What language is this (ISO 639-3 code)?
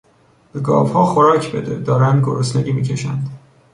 fas